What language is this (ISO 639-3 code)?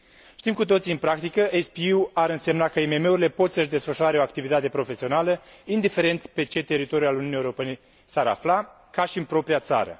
ron